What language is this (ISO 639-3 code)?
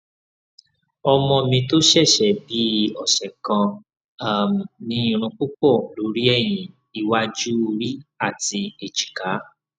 yor